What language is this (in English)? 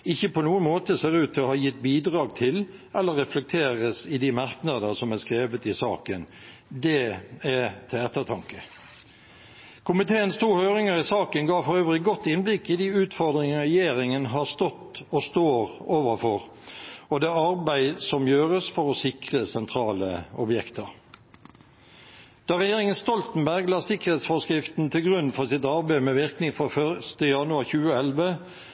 Norwegian Bokmål